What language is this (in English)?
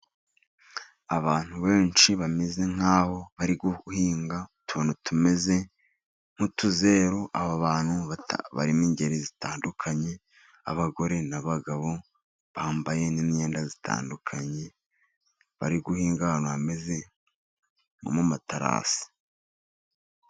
Kinyarwanda